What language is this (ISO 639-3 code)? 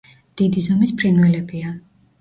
kat